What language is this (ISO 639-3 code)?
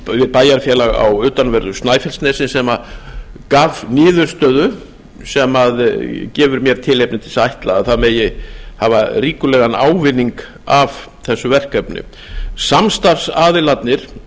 isl